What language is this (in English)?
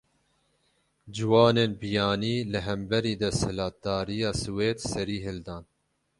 Kurdish